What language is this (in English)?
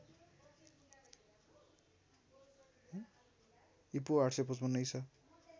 Nepali